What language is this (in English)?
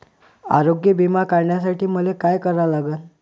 Marathi